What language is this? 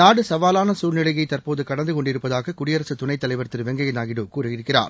Tamil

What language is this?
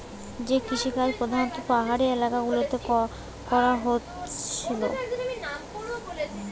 Bangla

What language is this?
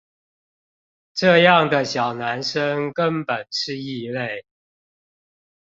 Chinese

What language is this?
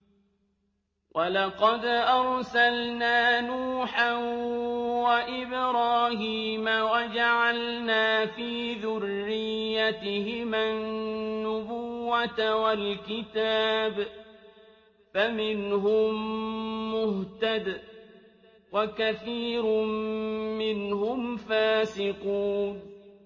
Arabic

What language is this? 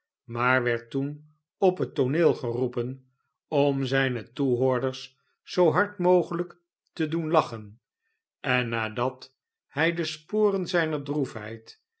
Dutch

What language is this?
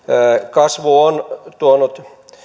Finnish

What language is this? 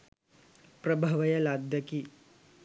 Sinhala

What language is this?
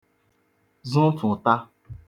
Igbo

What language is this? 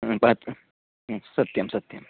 Sanskrit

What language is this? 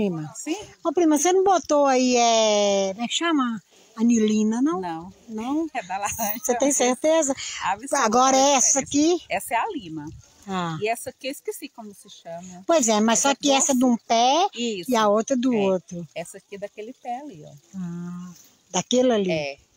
Portuguese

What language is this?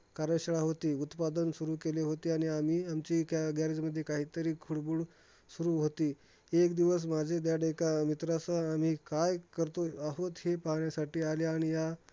Marathi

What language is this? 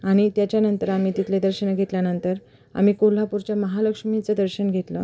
Marathi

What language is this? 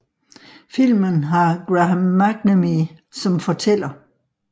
Danish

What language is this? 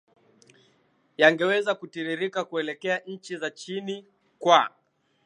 Swahili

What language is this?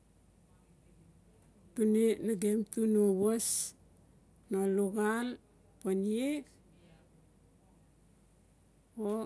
Notsi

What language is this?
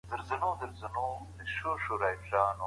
Pashto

